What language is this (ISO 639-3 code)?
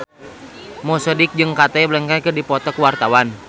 sun